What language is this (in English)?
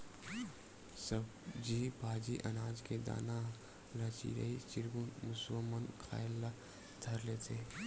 Chhattisgarhi